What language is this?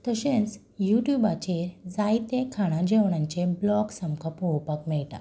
Konkani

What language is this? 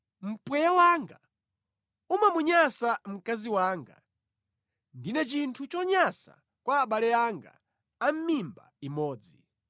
Nyanja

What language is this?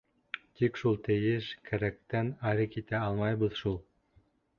Bashkir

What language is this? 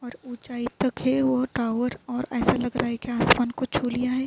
Urdu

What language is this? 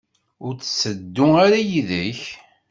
Kabyle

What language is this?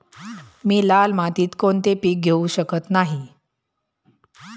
Marathi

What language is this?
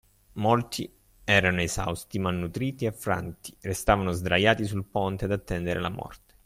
Italian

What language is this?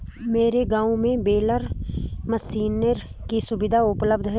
Hindi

